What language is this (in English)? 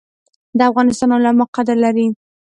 Pashto